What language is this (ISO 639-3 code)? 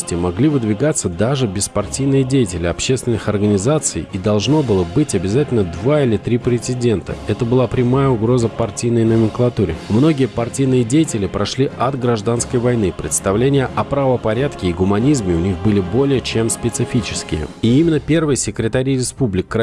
rus